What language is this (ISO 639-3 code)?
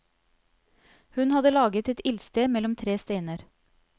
nor